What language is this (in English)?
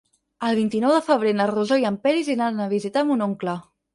Catalan